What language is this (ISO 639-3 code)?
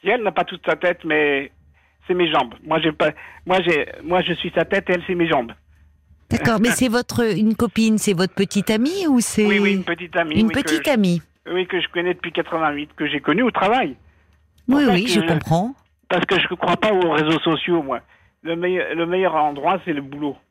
fra